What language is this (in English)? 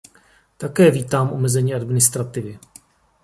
Czech